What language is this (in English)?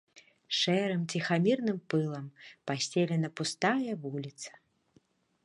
Belarusian